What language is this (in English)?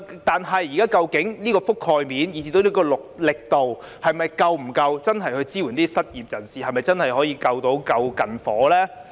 Cantonese